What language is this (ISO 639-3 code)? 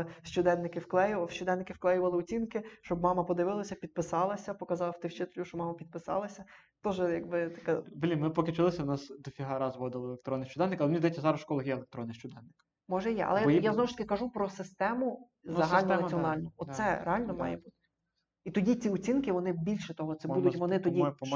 ukr